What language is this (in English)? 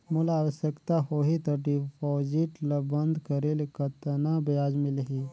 Chhattisgarhi